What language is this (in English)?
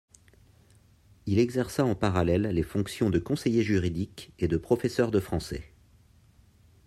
French